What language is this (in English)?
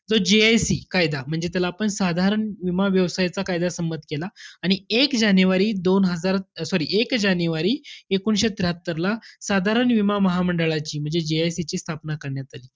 Marathi